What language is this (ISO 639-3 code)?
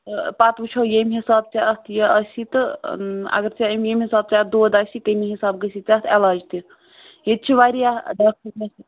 kas